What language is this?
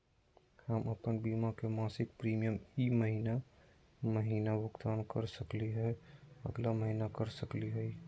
Magahi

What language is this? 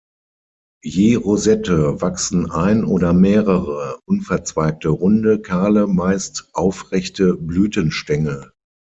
German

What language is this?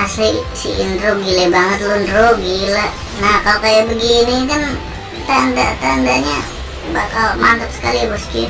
Indonesian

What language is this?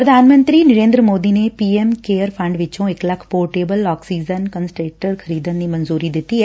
Punjabi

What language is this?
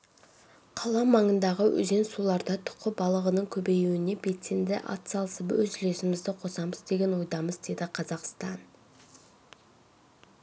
Kazakh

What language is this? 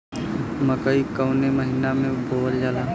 Bhojpuri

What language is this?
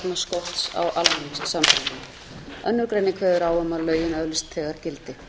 Icelandic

